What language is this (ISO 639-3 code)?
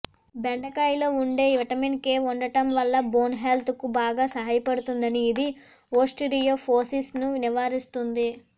tel